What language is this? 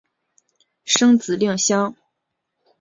Chinese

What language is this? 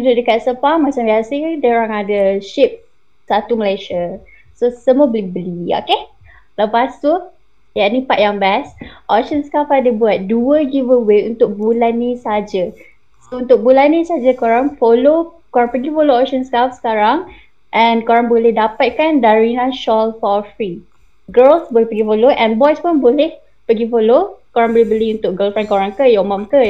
Malay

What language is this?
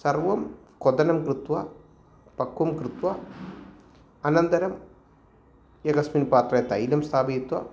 Sanskrit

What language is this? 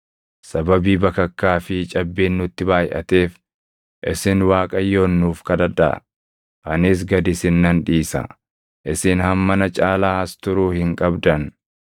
Oromo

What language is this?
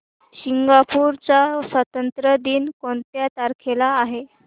Marathi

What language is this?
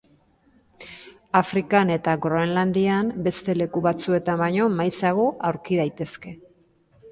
Basque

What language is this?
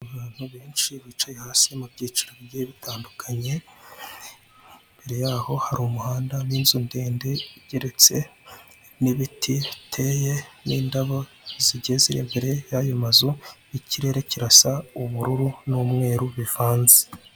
Kinyarwanda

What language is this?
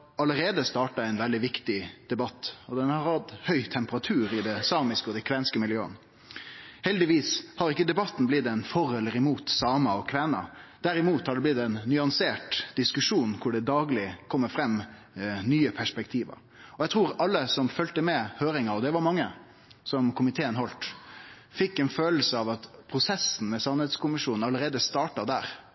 Norwegian Nynorsk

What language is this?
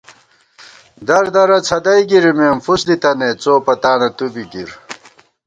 Gawar-Bati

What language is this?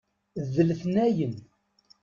Kabyle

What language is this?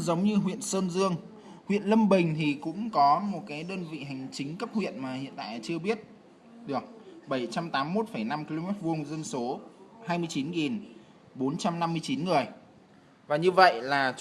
Vietnamese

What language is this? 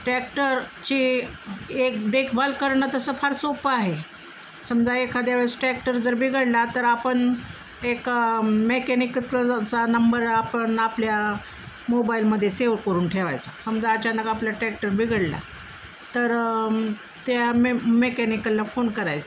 Marathi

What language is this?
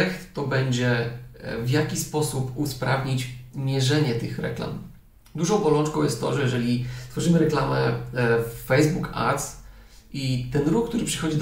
Polish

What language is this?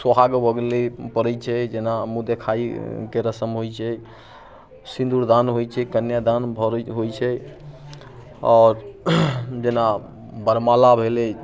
Maithili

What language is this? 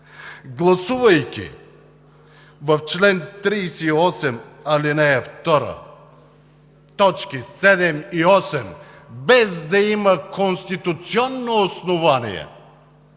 Bulgarian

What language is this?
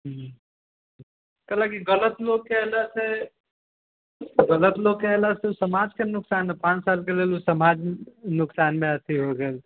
Maithili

